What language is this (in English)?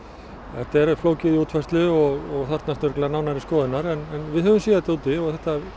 Icelandic